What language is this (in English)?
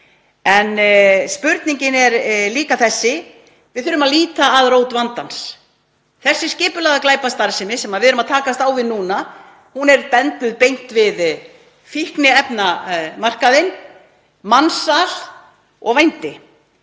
Icelandic